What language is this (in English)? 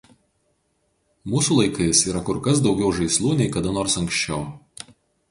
Lithuanian